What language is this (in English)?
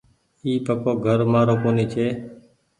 Goaria